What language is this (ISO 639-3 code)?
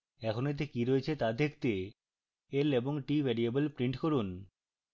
ben